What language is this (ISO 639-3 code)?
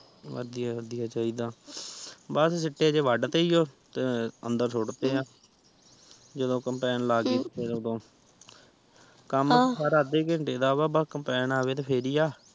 pan